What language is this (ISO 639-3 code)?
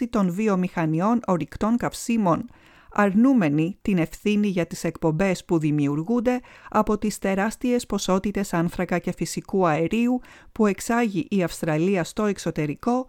ell